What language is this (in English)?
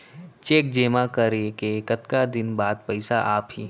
Chhattisgarhi